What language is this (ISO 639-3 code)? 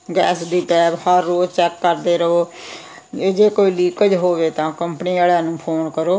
pan